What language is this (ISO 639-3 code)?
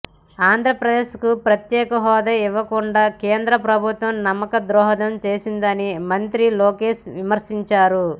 tel